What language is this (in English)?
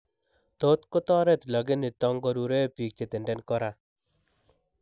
Kalenjin